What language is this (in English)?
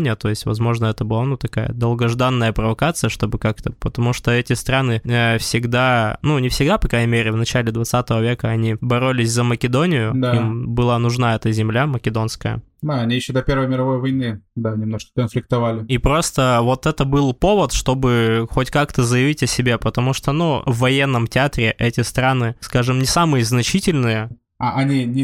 Russian